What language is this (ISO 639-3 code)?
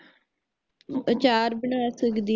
pan